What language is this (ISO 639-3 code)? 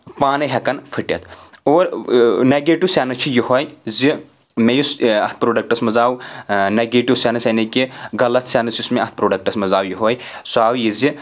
kas